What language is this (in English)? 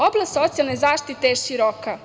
Serbian